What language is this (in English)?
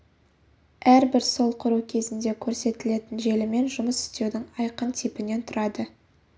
Kazakh